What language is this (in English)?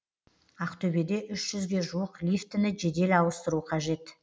Kazakh